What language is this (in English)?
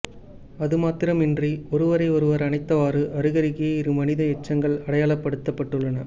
Tamil